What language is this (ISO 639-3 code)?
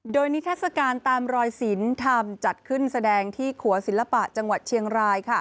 tha